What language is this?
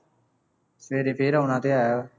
Punjabi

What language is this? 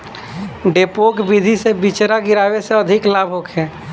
Bhojpuri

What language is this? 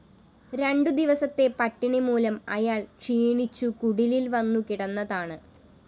Malayalam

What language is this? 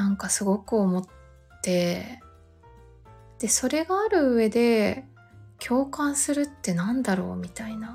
Japanese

